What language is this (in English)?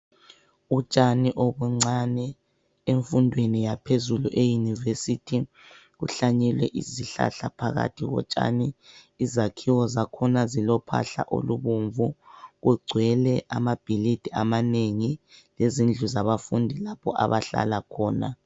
North Ndebele